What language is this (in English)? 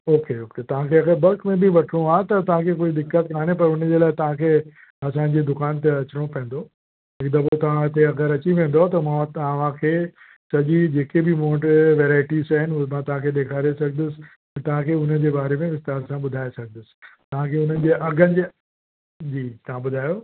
Sindhi